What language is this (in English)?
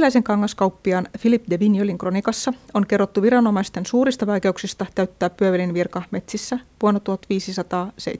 Finnish